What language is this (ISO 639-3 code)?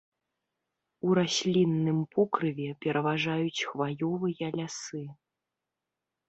bel